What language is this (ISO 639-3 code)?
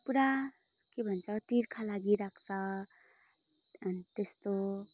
nep